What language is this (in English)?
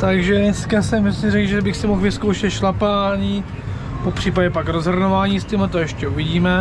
Czech